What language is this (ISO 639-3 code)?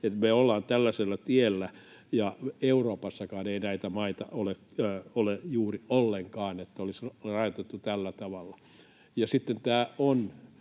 fin